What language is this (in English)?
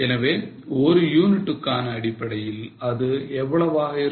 Tamil